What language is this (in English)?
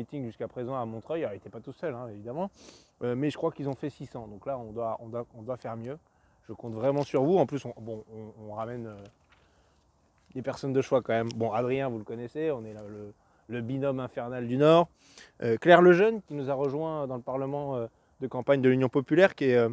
French